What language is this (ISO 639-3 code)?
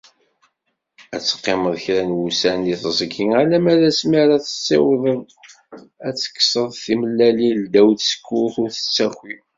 kab